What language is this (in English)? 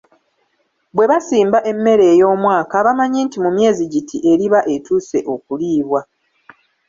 Ganda